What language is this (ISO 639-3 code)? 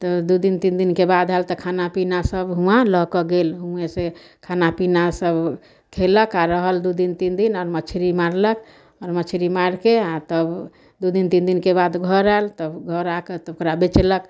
mai